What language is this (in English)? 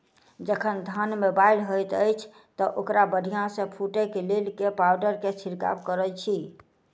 Maithili